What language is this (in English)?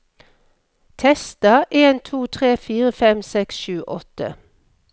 Norwegian